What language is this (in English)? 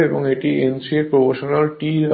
Bangla